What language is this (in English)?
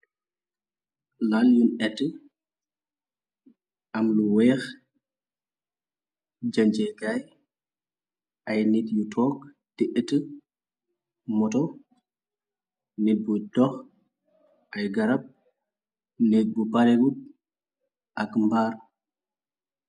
Wolof